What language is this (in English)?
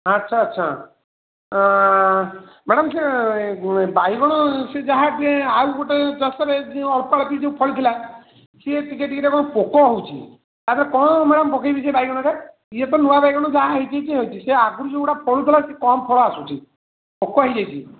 Odia